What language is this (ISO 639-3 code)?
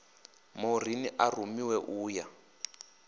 ven